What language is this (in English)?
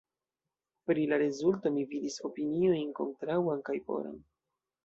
Esperanto